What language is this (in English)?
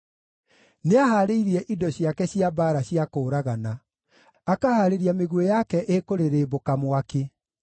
Kikuyu